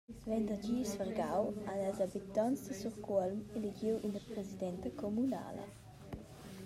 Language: Romansh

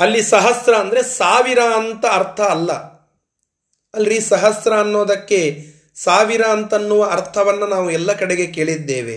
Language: Kannada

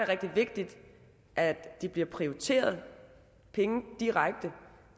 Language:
Danish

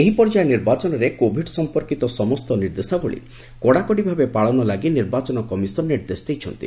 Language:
Odia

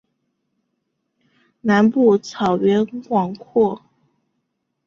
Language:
Chinese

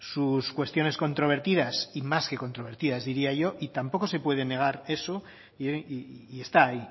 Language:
Spanish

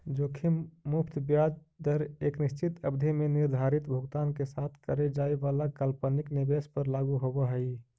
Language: Magahi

